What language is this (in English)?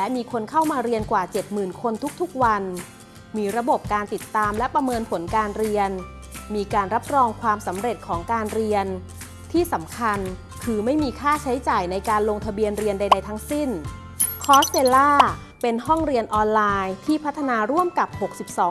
Thai